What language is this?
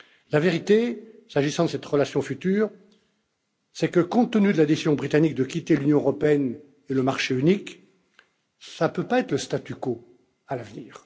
French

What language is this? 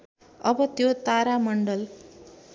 Nepali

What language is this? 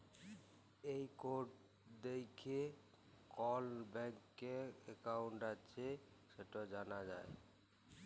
Bangla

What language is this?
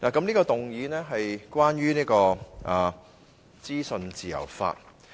Cantonese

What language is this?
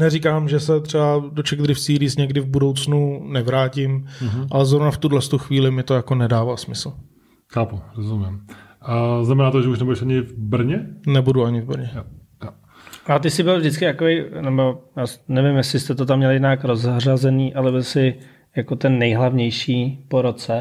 Czech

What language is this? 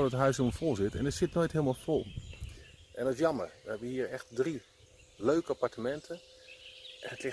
Dutch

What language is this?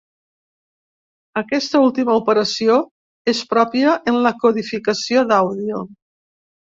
Catalan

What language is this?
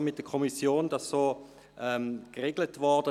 Swiss German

